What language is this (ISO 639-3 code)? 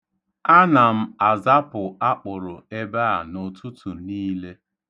ibo